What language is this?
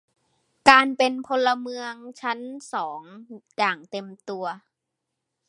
Thai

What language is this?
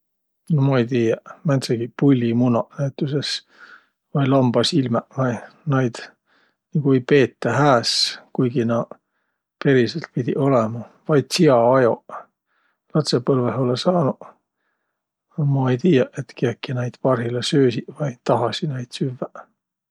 Võro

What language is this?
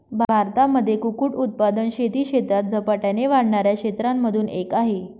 Marathi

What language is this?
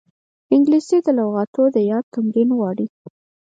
Pashto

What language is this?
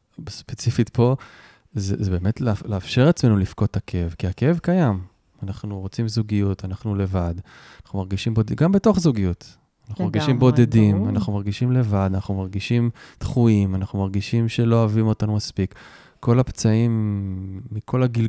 Hebrew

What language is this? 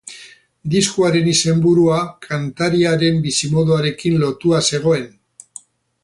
Basque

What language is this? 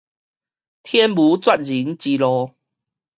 Min Nan Chinese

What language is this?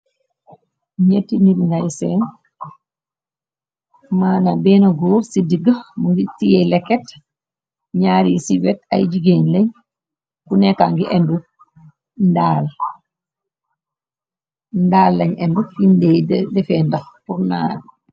Wolof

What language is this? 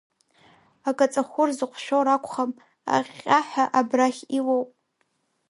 Abkhazian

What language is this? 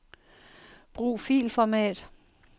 Danish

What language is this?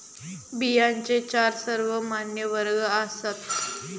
Marathi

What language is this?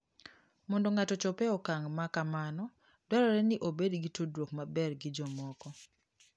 Luo (Kenya and Tanzania)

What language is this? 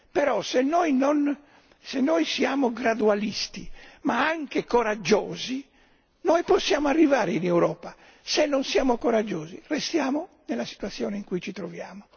Italian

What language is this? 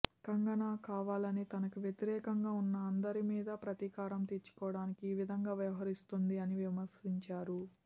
Telugu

